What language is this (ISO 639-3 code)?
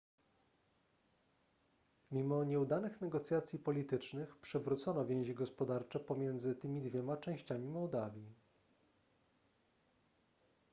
pol